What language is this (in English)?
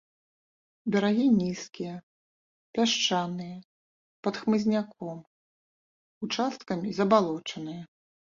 Belarusian